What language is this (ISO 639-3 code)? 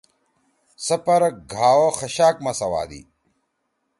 trw